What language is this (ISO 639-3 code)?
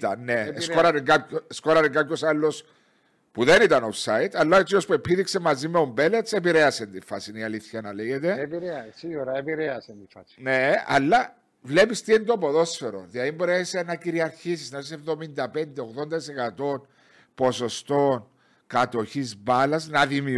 ell